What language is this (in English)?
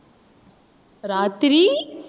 Tamil